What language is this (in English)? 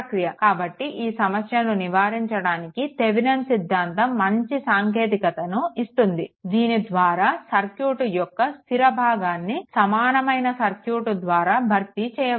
Telugu